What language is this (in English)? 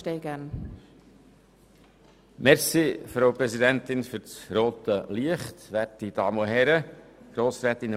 Swiss German